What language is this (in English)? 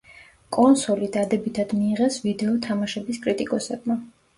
Georgian